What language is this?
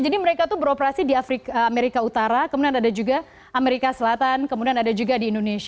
Indonesian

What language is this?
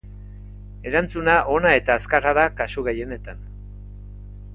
Basque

